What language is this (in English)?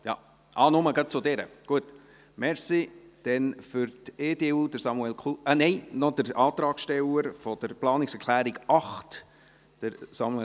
Swiss German